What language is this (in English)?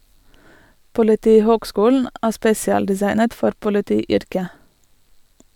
Norwegian